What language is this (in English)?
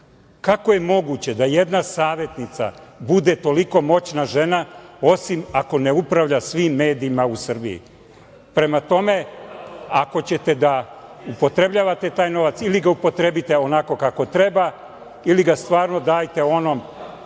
Serbian